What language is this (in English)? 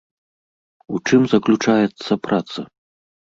Belarusian